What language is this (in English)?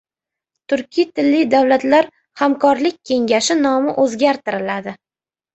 Uzbek